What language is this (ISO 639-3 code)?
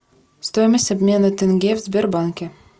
rus